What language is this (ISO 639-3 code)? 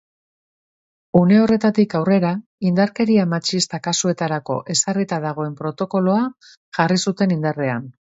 eus